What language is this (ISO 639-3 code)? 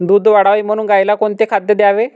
mar